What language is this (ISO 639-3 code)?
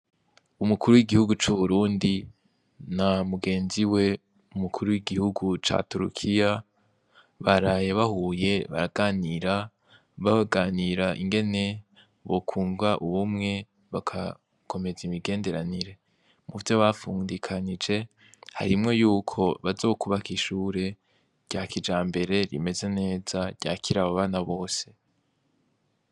run